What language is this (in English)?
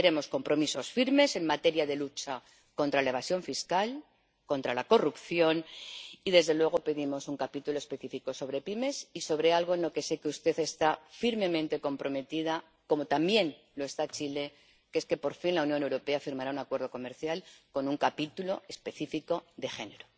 Spanish